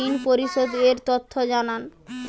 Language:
Bangla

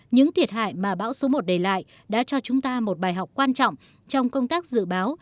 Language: Vietnamese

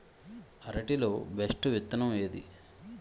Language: Telugu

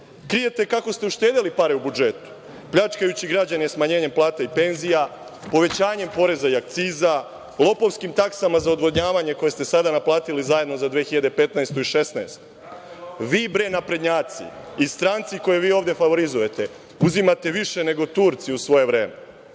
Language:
Serbian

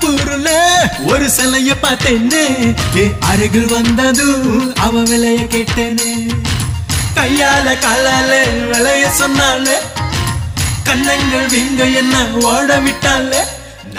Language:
Arabic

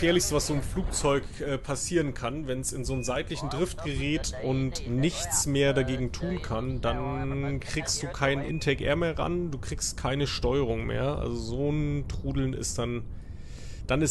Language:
German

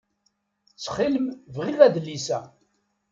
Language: Kabyle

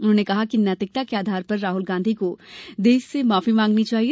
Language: Hindi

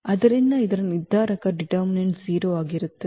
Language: Kannada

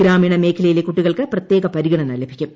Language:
Malayalam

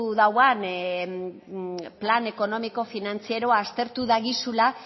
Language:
Basque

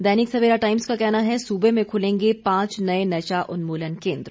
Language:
Hindi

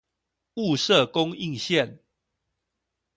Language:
Chinese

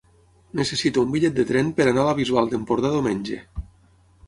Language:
Catalan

